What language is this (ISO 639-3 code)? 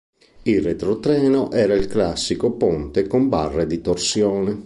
ita